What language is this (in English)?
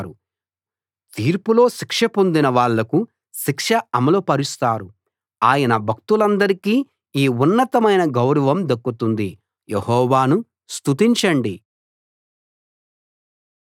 Telugu